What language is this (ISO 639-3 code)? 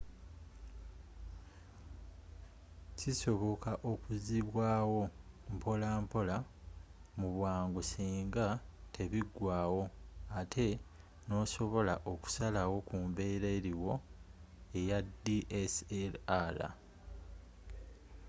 lug